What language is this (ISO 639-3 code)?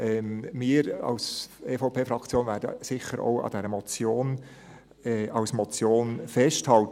gsw